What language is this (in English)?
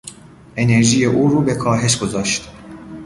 Persian